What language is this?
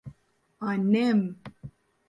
Turkish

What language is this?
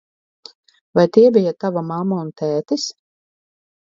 Latvian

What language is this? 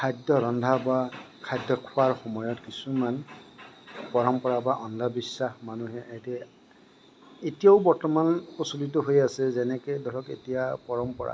Assamese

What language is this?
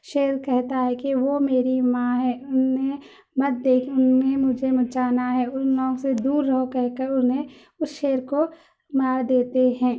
Urdu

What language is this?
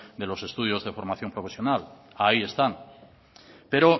Spanish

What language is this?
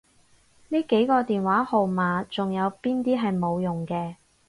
Cantonese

